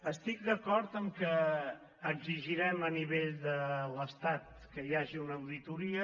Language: Catalan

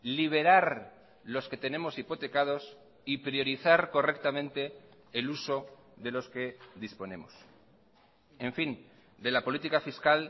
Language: Spanish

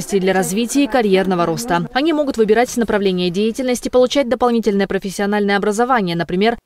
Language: Russian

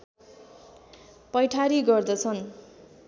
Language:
Nepali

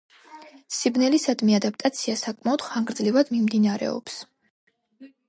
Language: Georgian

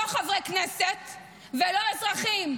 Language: Hebrew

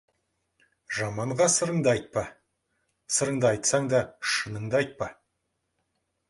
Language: Kazakh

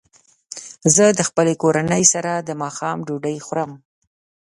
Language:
Pashto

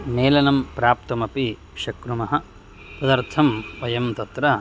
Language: Sanskrit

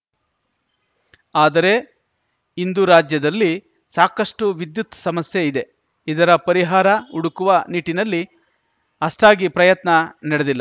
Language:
Kannada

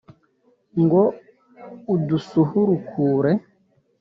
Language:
Kinyarwanda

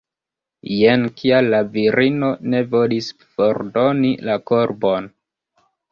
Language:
Esperanto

